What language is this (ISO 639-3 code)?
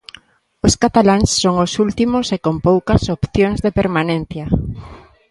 glg